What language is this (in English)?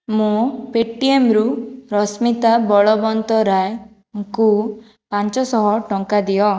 Odia